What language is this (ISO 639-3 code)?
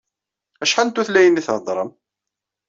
kab